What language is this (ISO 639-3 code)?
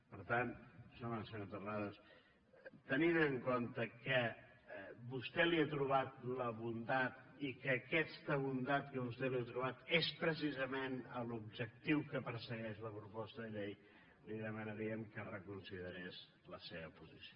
cat